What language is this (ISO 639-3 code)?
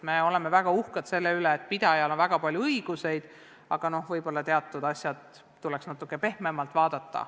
est